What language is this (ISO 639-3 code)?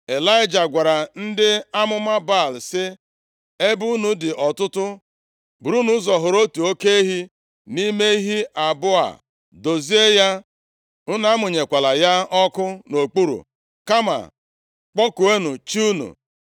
ibo